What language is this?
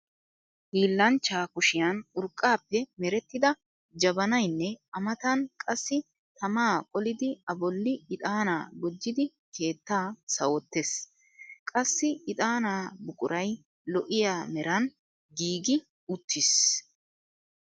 Wolaytta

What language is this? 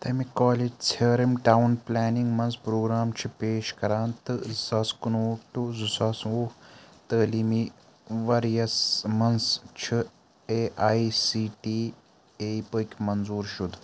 Kashmiri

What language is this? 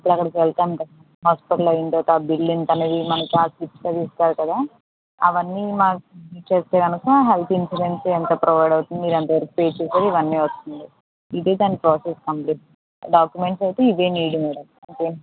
Telugu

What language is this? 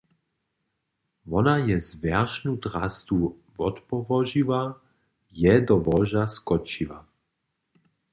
Upper Sorbian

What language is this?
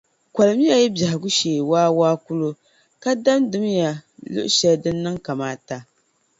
Dagbani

